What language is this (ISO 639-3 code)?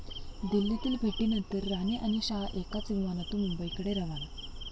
mar